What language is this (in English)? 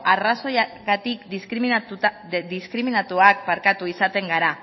Basque